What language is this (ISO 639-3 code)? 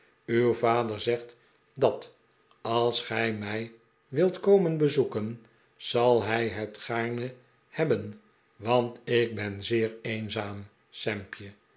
nld